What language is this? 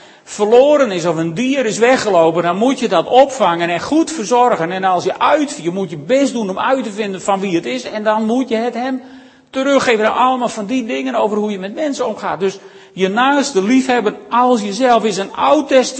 Dutch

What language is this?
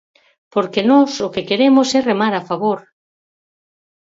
Galician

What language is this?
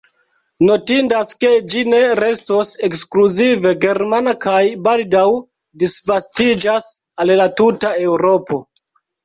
Esperanto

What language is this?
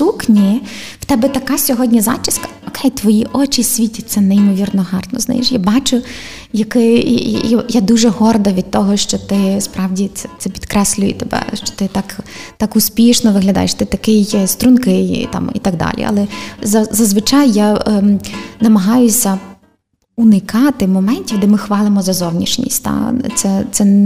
Ukrainian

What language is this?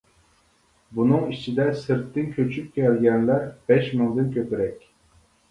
Uyghur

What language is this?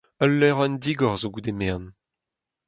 Breton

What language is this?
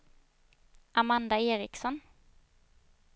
Swedish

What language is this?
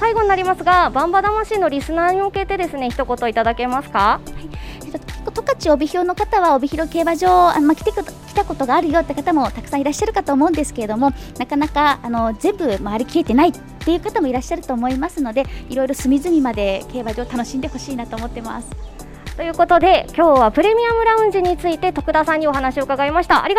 Japanese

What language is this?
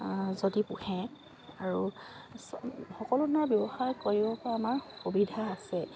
Assamese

